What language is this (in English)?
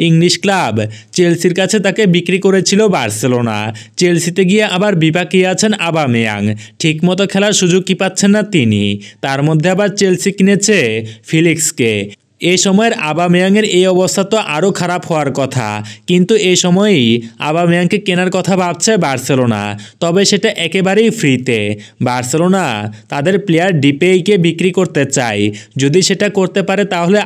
Romanian